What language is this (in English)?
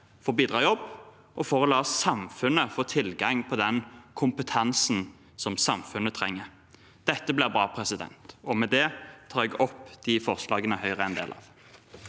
Norwegian